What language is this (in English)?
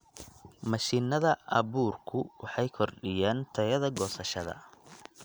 Somali